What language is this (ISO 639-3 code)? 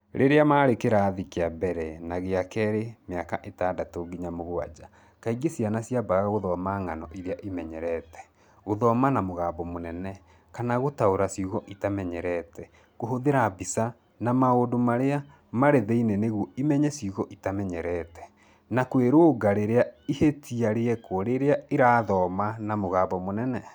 kik